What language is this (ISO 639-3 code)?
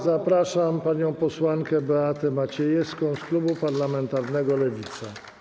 pol